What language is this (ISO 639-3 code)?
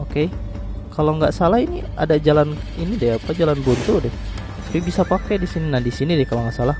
ind